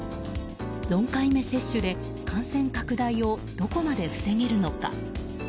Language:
Japanese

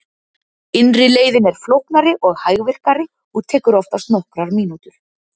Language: Icelandic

